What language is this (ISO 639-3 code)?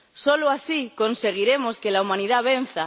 spa